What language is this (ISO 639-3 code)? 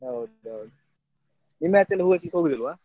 kan